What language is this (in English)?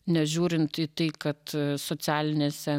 Lithuanian